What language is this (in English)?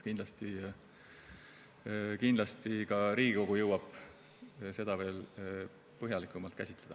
Estonian